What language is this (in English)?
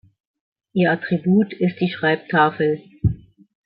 German